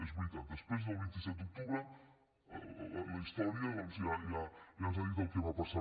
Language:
Catalan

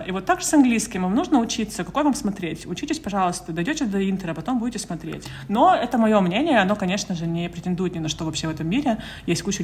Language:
Russian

